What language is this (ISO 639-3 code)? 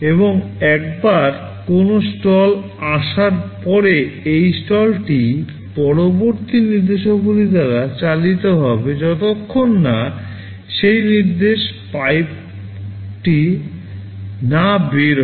ben